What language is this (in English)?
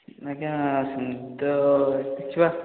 Odia